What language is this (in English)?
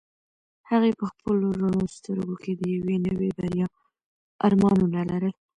Pashto